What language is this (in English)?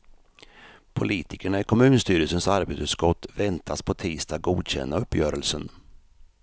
Swedish